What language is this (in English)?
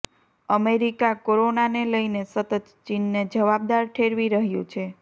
Gujarati